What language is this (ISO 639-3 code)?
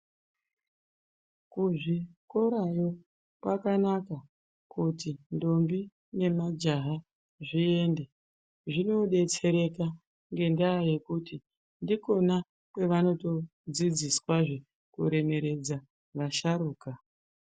ndc